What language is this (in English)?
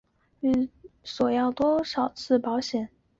Chinese